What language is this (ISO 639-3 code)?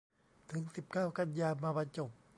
tha